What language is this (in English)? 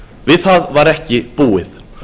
Icelandic